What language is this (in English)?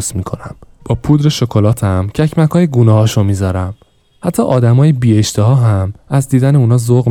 Persian